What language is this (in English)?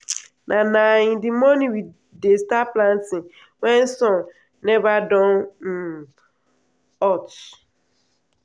Nigerian Pidgin